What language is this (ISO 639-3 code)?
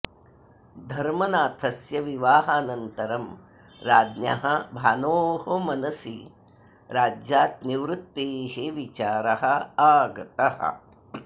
san